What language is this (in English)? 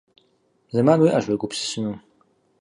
Kabardian